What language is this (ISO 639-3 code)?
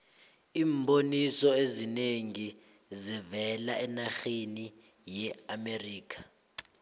nbl